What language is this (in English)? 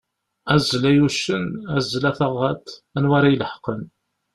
Kabyle